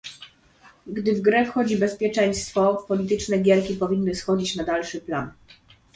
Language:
Polish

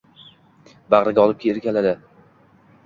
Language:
Uzbek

